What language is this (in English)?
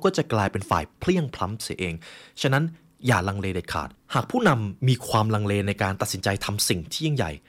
Thai